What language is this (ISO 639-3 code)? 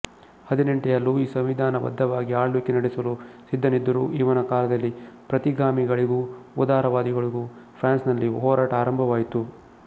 kan